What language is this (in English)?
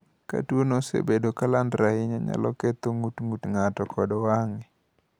Luo (Kenya and Tanzania)